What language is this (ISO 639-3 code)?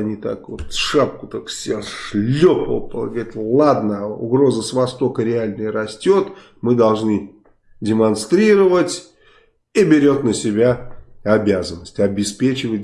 rus